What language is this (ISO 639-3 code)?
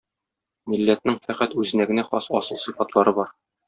tat